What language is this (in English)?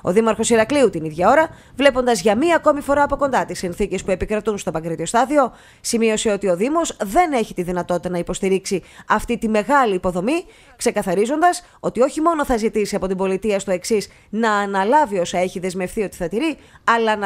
Greek